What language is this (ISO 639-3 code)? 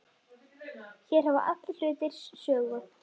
isl